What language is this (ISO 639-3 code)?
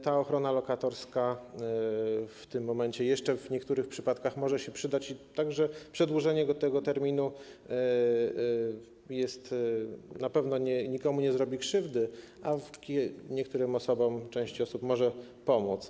pol